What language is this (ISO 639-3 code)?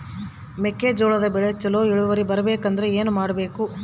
kan